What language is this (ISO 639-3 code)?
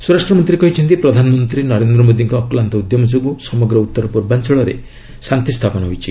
ori